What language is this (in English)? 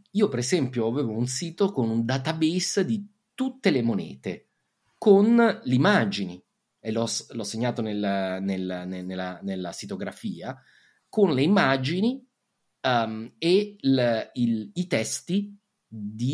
Italian